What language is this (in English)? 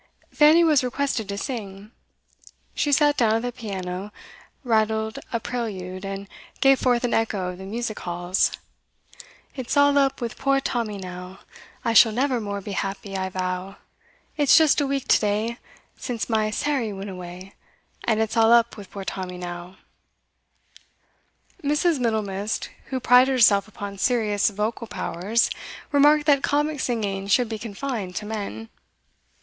English